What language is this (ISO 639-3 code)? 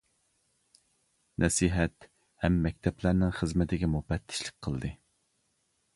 uig